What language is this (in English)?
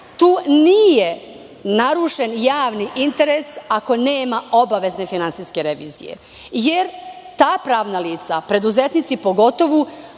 Serbian